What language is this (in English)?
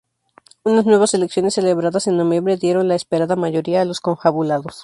Spanish